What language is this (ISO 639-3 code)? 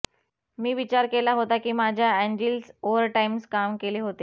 mar